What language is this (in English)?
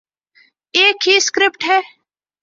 Urdu